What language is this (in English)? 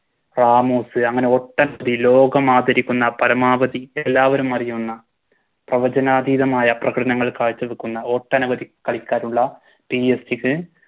Malayalam